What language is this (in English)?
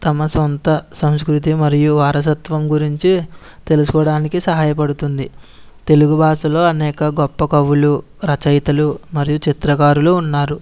Telugu